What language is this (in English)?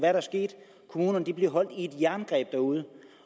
Danish